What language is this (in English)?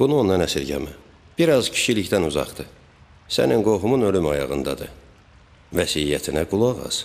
Turkish